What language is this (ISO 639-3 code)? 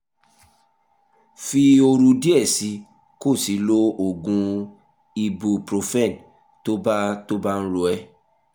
yor